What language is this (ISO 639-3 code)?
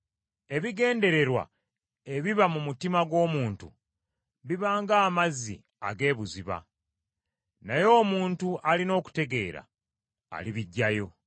lug